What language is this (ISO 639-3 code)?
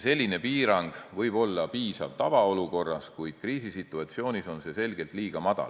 est